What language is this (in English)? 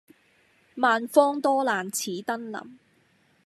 Cantonese